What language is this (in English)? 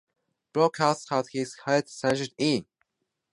English